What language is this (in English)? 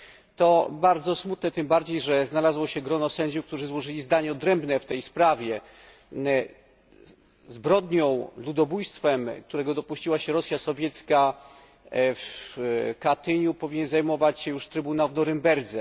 Polish